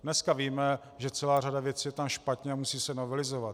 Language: Czech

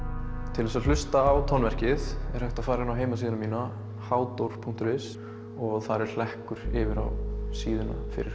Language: Icelandic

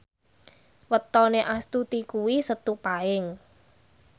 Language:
Javanese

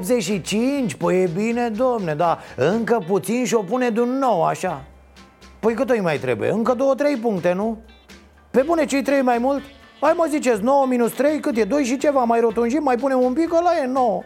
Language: Romanian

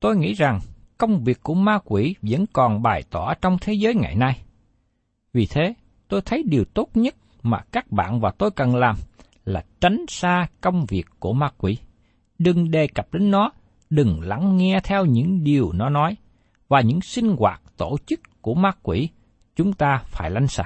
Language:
Vietnamese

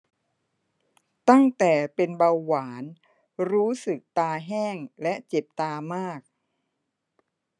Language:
Thai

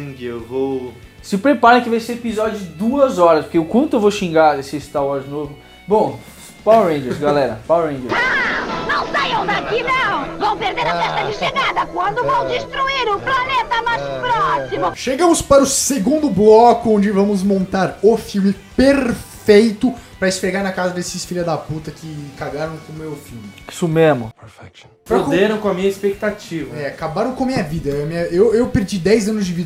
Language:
Portuguese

